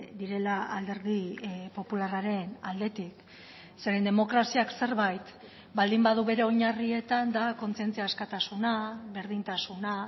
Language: Basque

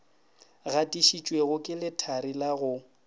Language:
Northern Sotho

